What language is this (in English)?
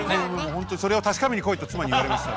Japanese